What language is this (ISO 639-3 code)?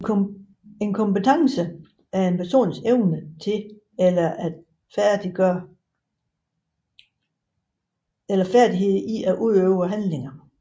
dan